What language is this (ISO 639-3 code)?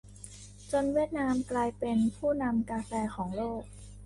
tha